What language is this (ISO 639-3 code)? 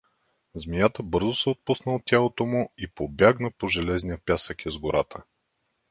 bul